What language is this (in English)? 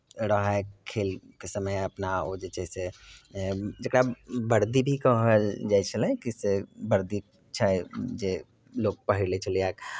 Maithili